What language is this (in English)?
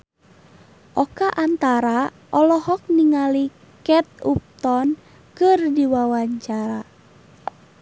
Sundanese